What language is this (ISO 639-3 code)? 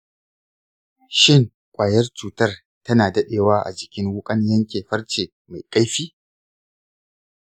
hau